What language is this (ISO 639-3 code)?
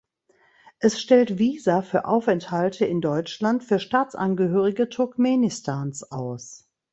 deu